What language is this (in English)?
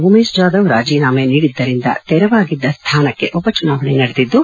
Kannada